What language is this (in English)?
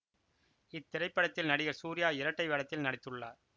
Tamil